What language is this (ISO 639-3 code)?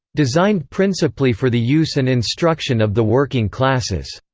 eng